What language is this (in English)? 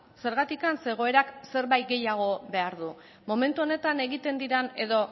Basque